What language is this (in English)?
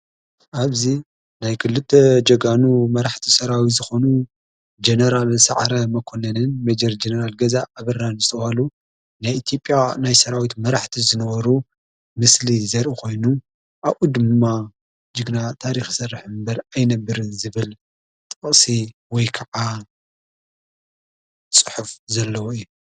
Tigrinya